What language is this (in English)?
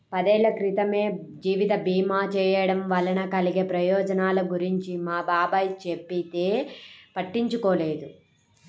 Telugu